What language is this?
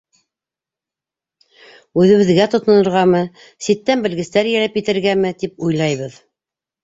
Bashkir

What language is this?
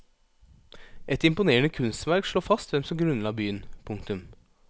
Norwegian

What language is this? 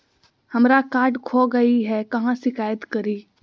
Magahi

